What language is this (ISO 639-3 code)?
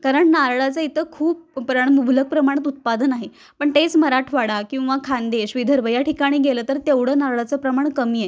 mar